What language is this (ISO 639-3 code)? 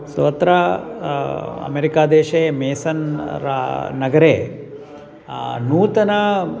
san